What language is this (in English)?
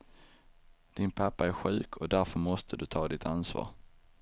Swedish